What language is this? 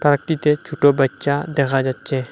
Bangla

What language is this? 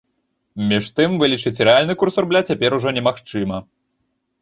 Belarusian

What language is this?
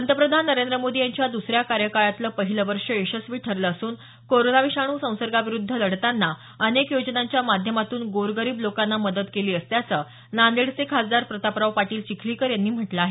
Marathi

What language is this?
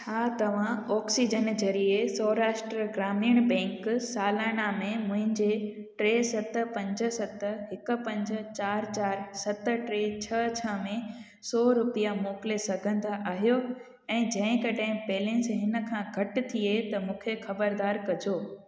Sindhi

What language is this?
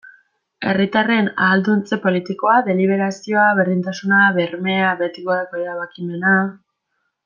Basque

